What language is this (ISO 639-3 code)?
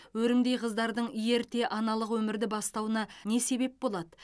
kaz